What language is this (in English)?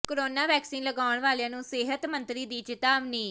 Punjabi